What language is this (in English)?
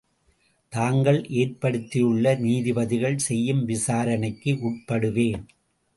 Tamil